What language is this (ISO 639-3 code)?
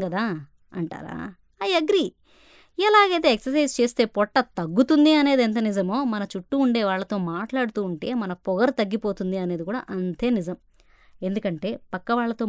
tel